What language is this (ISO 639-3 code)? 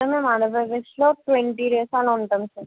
tel